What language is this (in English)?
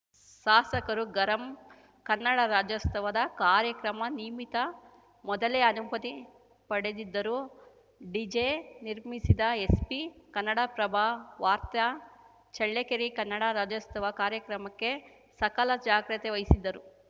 Kannada